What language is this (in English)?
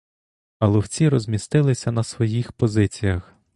Ukrainian